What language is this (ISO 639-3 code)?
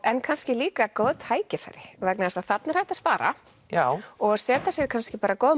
isl